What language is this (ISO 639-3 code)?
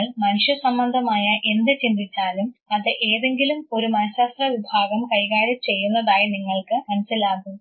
mal